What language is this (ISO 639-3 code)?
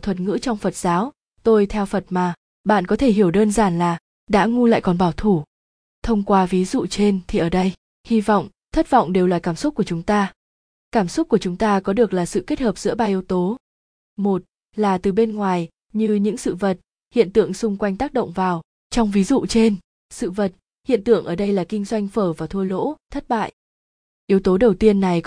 vie